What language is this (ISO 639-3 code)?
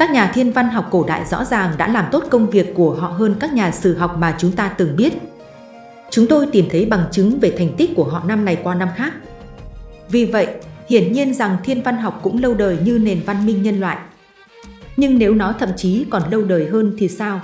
vie